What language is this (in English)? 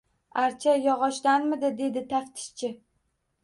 Uzbek